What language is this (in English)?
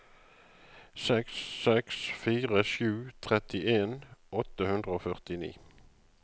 Norwegian